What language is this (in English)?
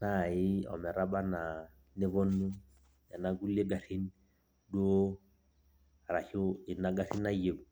Masai